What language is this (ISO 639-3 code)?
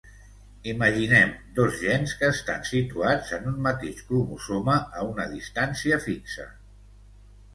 cat